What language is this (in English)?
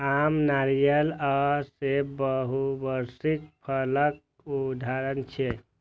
Maithili